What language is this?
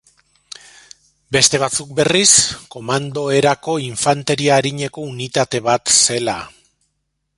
Basque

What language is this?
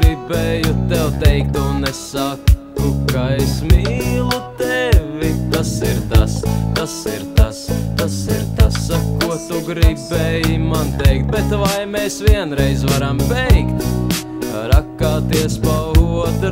Latvian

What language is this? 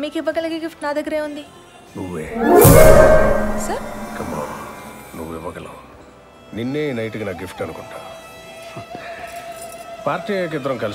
Telugu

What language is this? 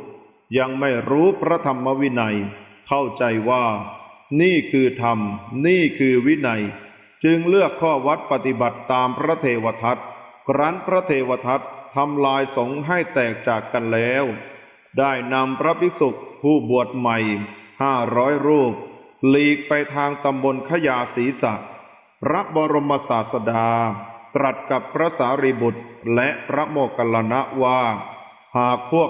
Thai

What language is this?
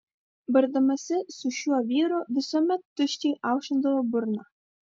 Lithuanian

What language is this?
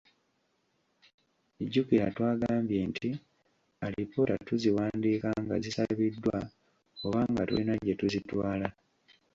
Ganda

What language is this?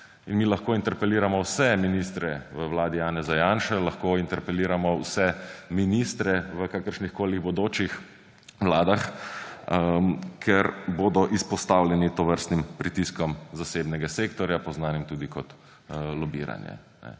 Slovenian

